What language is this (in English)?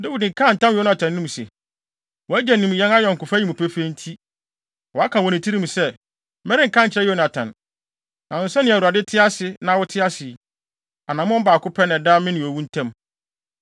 Akan